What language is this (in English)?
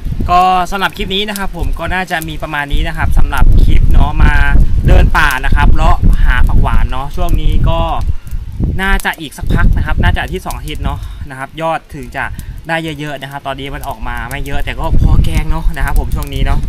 Thai